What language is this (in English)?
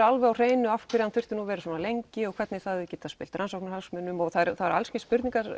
Icelandic